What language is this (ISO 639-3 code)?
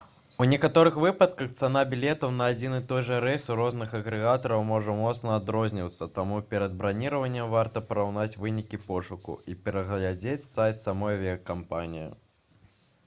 bel